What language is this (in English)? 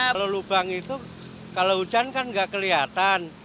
Indonesian